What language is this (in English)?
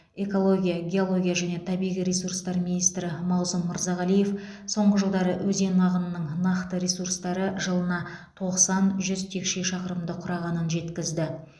Kazakh